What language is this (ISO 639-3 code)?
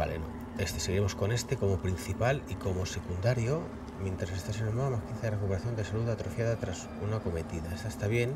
spa